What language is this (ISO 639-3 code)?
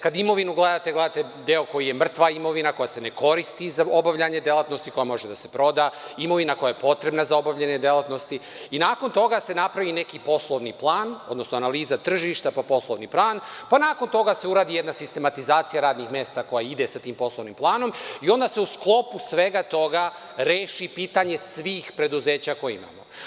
srp